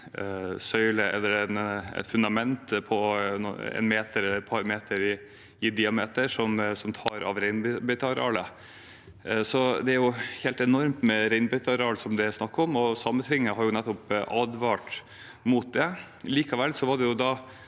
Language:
Norwegian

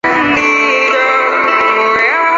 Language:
Chinese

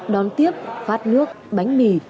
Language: Vietnamese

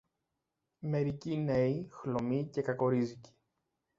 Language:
Greek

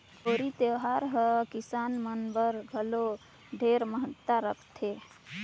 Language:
Chhattisgarhi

